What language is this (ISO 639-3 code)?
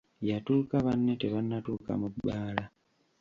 lug